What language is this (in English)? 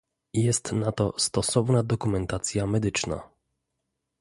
Polish